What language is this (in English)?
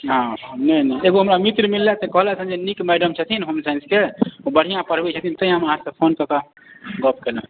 Maithili